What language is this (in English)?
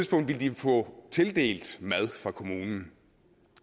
Danish